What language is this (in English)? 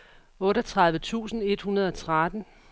Danish